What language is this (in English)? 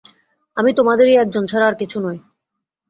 Bangla